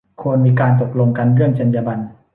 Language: Thai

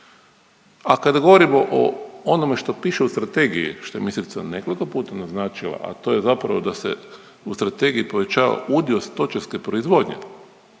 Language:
Croatian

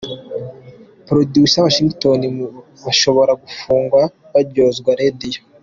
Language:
Kinyarwanda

